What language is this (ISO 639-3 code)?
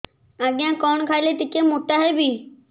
ori